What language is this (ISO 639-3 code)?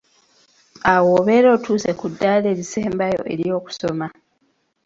lug